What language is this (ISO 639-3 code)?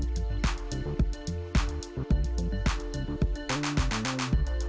ind